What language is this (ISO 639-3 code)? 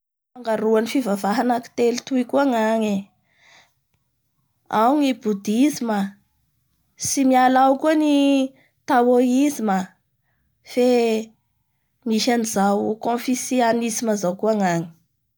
bhr